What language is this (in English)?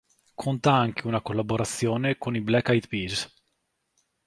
Italian